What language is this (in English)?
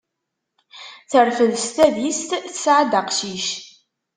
Kabyle